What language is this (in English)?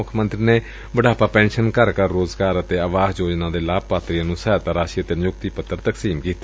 Punjabi